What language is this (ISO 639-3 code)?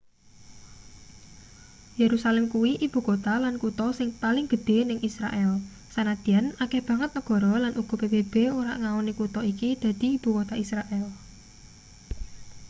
jav